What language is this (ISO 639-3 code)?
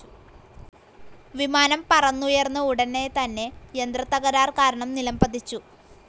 mal